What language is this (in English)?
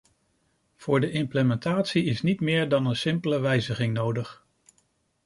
Dutch